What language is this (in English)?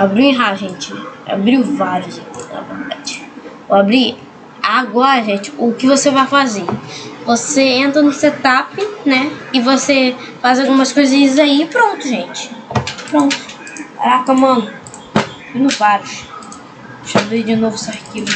Portuguese